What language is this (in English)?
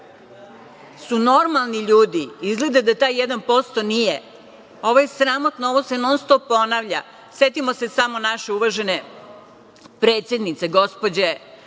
Serbian